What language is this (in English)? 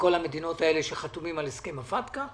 Hebrew